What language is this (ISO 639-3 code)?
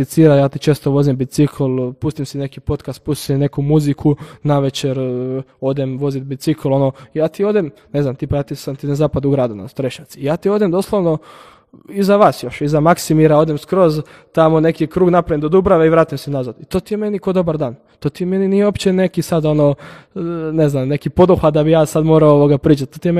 hrv